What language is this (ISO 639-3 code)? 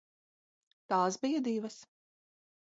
lav